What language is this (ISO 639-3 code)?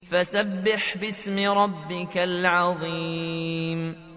ara